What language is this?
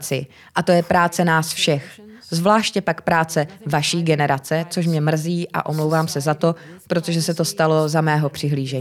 Czech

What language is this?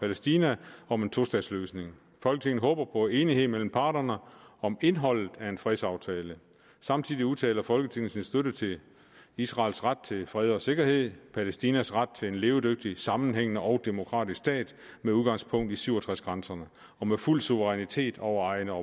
Danish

